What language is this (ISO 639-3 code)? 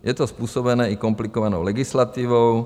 ces